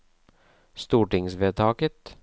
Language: Norwegian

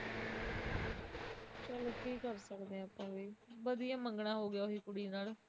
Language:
Punjabi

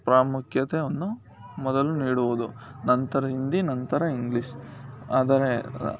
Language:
Kannada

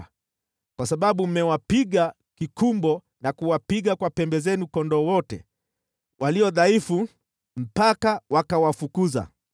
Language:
Swahili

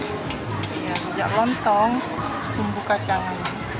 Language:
Indonesian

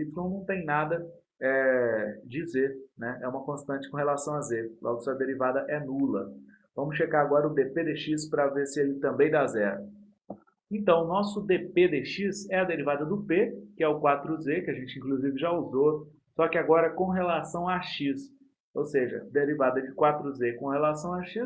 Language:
Portuguese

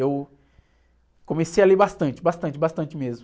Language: Portuguese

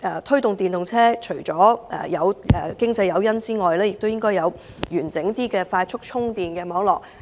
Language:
Cantonese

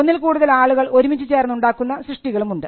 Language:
Malayalam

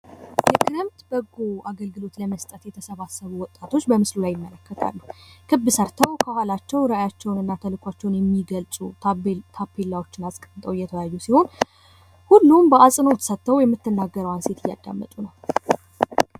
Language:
Amharic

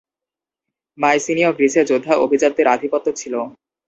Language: Bangla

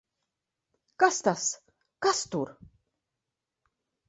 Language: Latvian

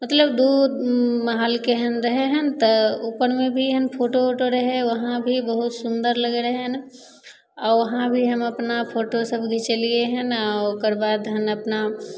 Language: Maithili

